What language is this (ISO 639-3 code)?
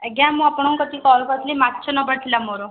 ori